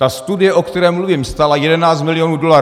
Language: Czech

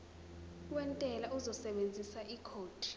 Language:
Zulu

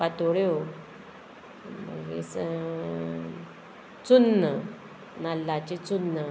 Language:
Konkani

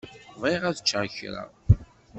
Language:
Kabyle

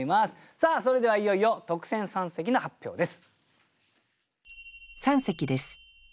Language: Japanese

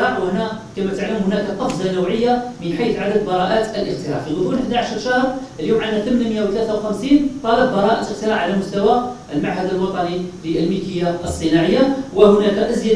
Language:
Arabic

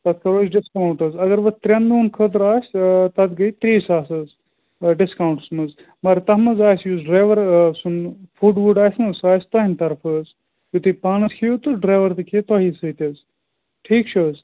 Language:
Kashmiri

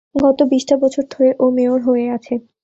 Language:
Bangla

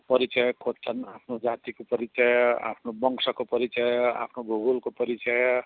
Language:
Nepali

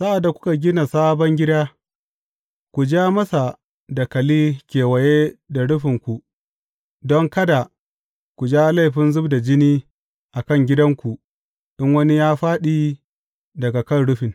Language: Hausa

